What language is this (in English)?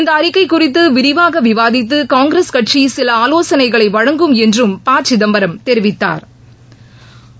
Tamil